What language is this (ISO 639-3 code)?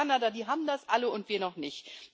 deu